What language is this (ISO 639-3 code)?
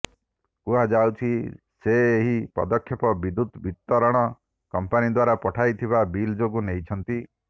ori